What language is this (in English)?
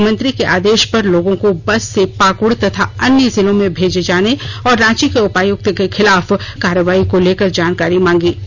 Hindi